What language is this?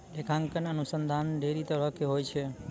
Maithili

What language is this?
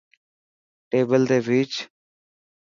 Dhatki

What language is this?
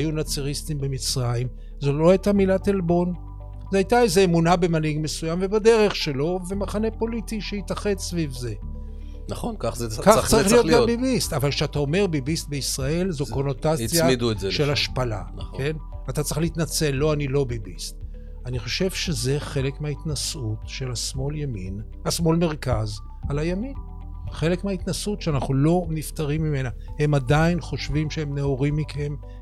Hebrew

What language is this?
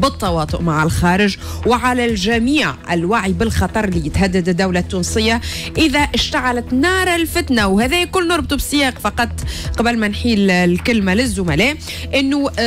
Arabic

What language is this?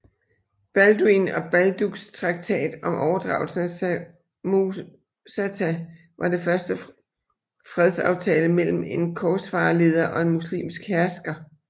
Danish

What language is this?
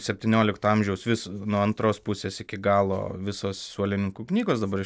Lithuanian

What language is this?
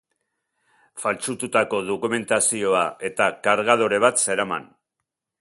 Basque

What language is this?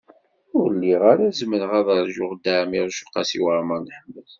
Kabyle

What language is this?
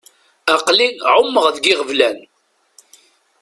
Kabyle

